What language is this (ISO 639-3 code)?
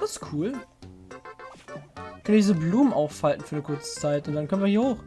deu